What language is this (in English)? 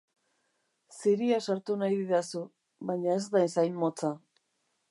Basque